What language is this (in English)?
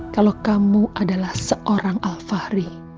Indonesian